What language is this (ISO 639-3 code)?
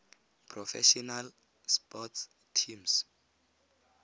tsn